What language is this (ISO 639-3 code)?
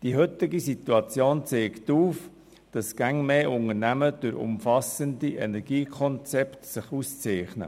gsw